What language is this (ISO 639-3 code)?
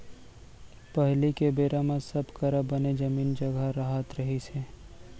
hne